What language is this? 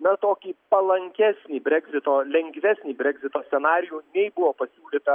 Lithuanian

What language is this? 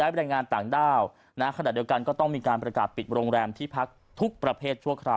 Thai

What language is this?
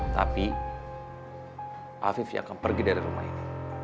Indonesian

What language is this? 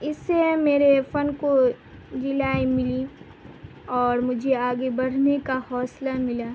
Urdu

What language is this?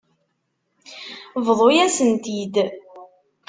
Kabyle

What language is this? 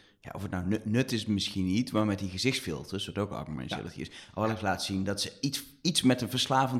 Dutch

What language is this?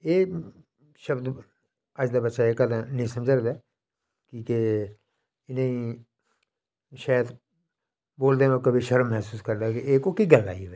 Dogri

